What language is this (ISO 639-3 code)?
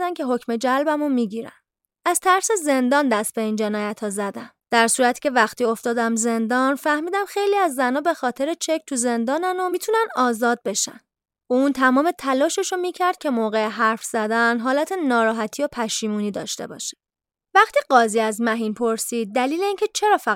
fas